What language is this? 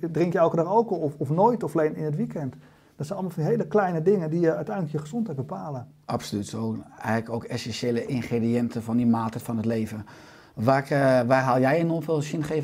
Dutch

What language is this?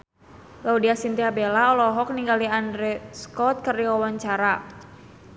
Sundanese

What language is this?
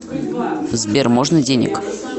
Russian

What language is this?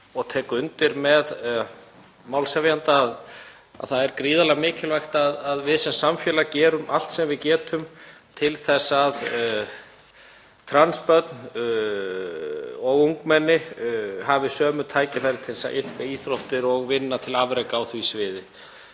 Icelandic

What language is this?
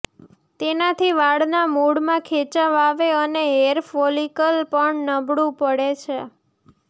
Gujarati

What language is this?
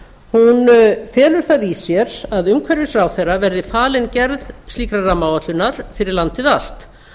Icelandic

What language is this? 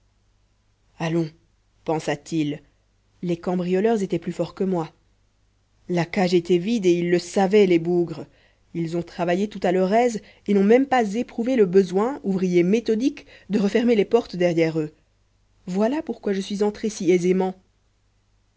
French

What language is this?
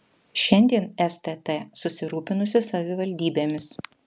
Lithuanian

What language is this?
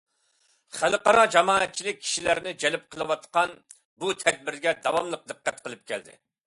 Uyghur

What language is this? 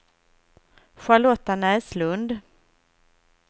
Swedish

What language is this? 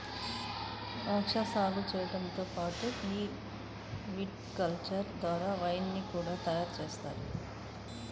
Telugu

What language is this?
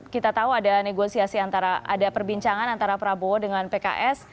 Indonesian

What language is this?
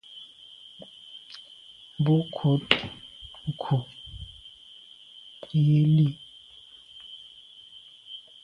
Medumba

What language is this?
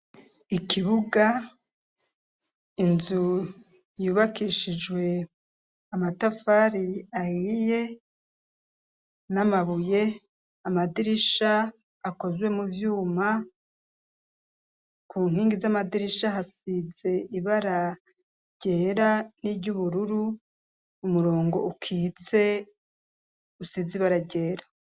Rundi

